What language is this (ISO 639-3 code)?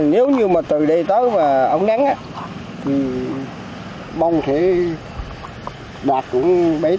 vie